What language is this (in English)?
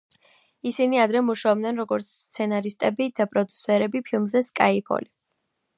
Georgian